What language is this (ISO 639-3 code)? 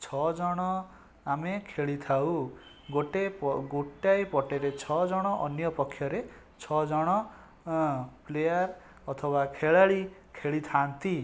ori